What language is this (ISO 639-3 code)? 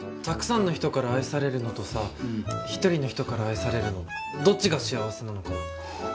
jpn